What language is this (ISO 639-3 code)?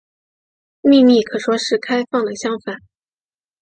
zho